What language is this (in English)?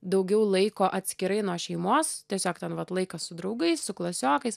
Lithuanian